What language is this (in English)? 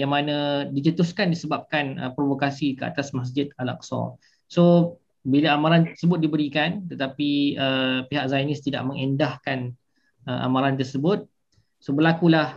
Malay